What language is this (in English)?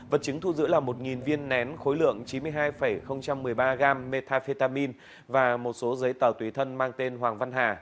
Vietnamese